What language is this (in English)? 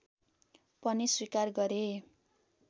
Nepali